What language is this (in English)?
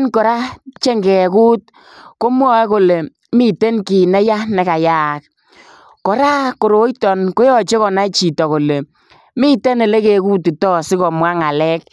Kalenjin